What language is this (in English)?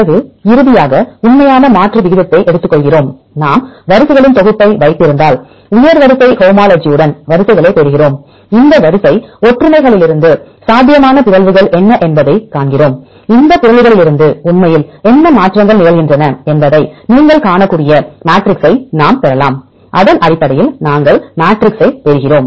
Tamil